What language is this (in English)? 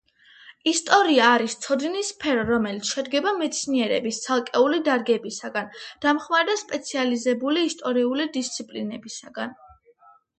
Georgian